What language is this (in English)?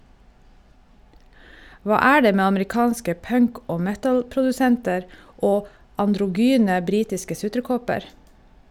Norwegian